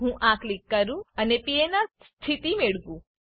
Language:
Gujarati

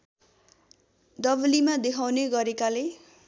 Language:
Nepali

